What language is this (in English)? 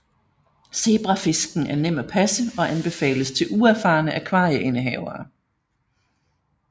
Danish